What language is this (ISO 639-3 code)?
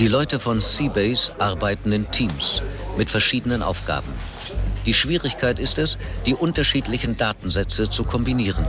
deu